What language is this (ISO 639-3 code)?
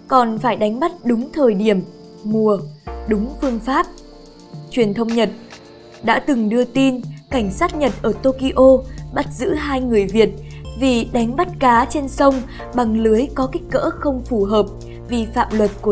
vie